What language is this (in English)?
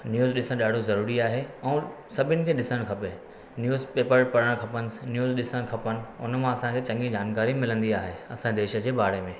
Sindhi